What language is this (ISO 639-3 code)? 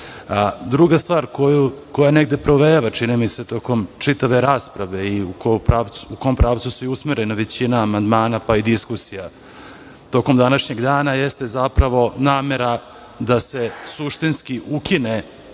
srp